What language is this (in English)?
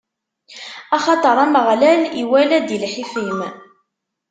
Kabyle